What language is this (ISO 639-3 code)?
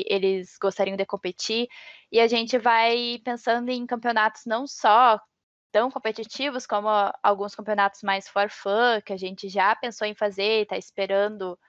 por